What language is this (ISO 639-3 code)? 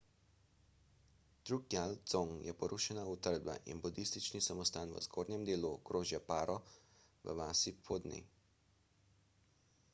slv